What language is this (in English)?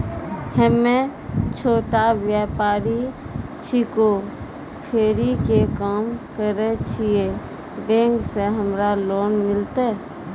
Maithili